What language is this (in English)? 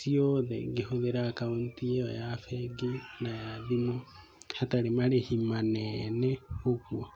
Kikuyu